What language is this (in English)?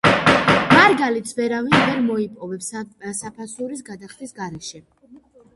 Georgian